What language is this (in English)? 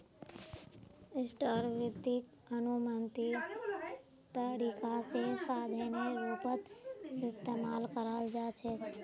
Magahi